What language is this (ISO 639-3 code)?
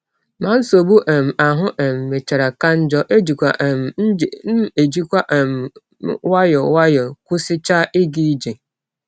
ibo